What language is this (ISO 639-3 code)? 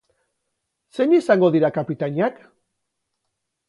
eus